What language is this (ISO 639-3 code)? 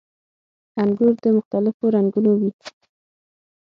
pus